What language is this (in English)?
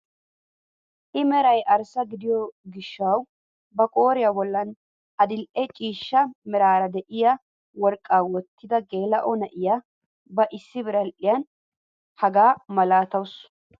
Wolaytta